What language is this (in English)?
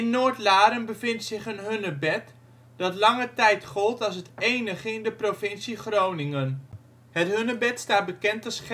Dutch